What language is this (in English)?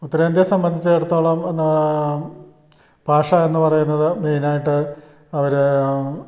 Malayalam